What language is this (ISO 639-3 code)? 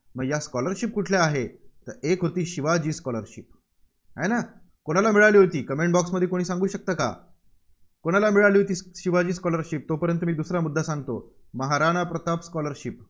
mar